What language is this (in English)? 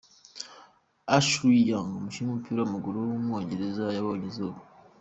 Kinyarwanda